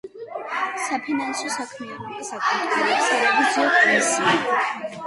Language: Georgian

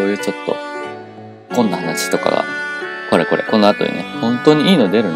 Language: Japanese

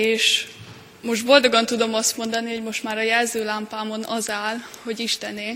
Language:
Hungarian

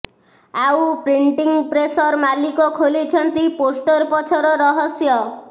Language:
Odia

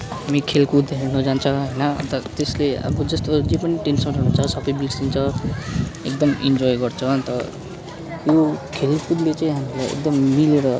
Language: Nepali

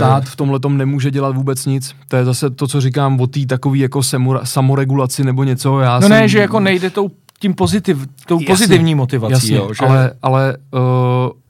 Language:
Czech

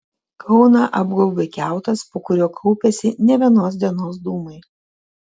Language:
Lithuanian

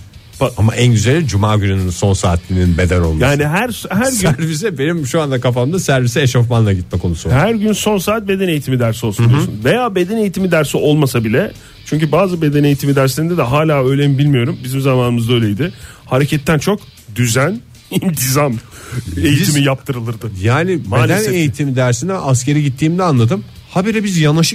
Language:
Turkish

